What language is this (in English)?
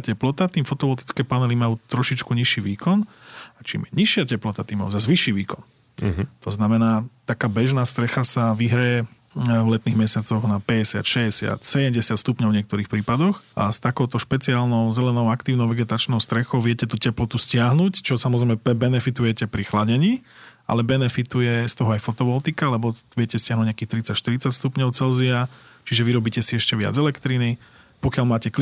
Slovak